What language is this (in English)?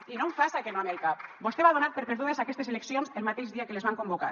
Catalan